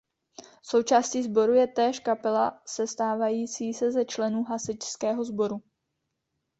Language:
Czech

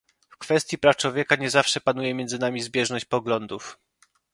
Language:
Polish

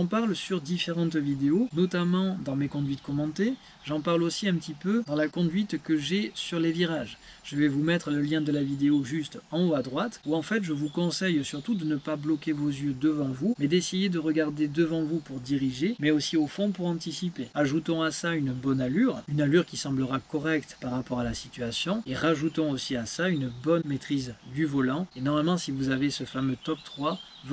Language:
French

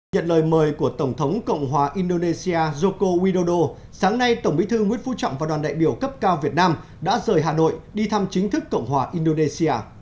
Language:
Vietnamese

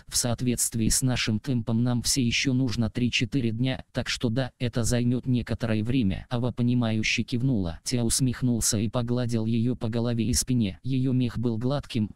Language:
Russian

